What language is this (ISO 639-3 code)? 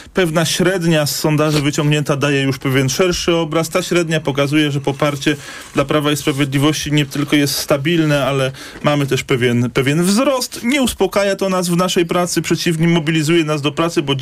pol